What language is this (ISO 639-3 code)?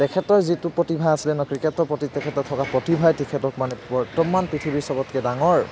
asm